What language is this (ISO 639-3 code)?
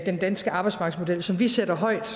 dan